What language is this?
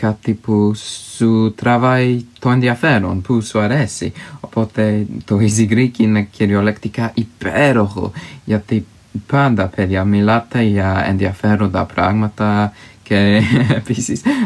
Greek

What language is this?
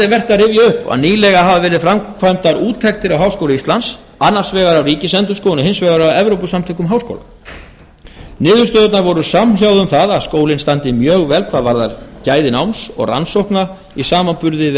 Icelandic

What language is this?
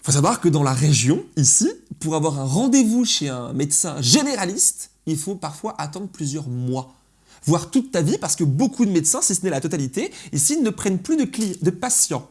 French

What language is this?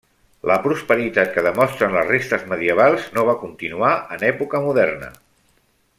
Catalan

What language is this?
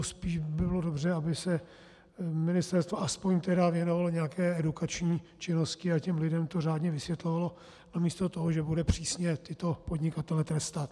Czech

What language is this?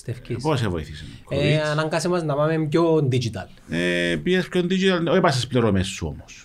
Greek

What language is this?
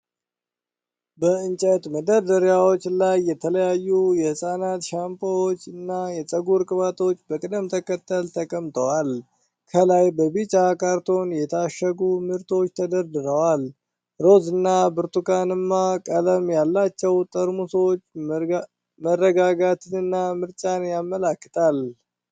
Amharic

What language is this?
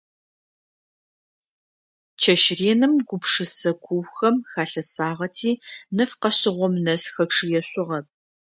Adyghe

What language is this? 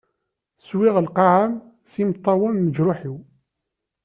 Kabyle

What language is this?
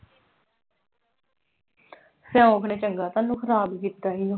Punjabi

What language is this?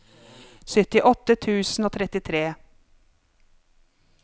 Norwegian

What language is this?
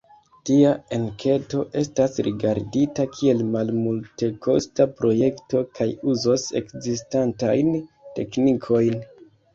Esperanto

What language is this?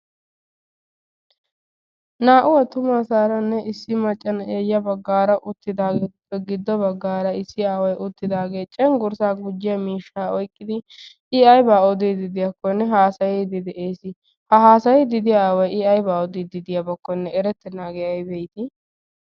Wolaytta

